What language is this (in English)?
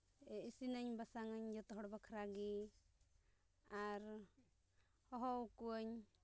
Santali